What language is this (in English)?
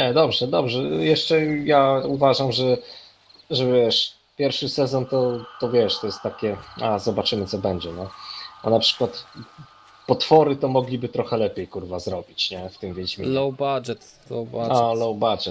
Polish